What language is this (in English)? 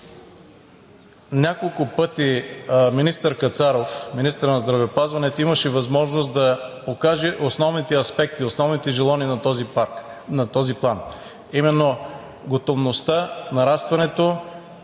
Bulgarian